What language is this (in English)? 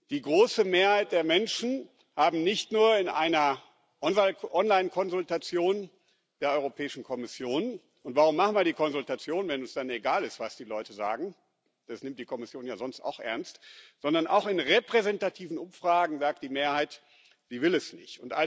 German